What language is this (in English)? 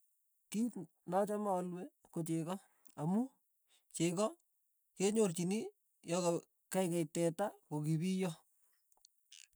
Tugen